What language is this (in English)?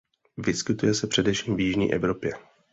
Czech